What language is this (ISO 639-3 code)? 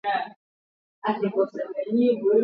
swa